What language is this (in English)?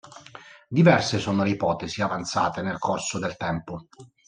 Italian